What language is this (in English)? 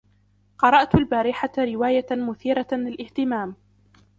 Arabic